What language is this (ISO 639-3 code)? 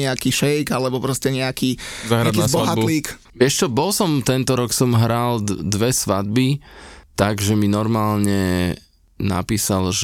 slk